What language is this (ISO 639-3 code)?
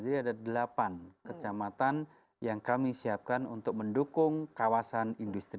ind